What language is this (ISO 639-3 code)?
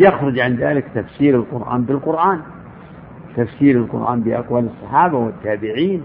ara